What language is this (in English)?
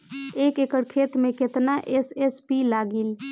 Bhojpuri